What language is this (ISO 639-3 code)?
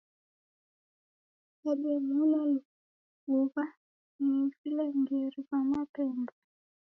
dav